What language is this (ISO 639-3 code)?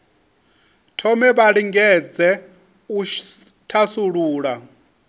ven